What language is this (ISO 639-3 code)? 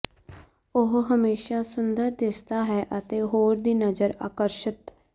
pan